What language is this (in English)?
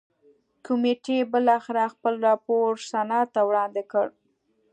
Pashto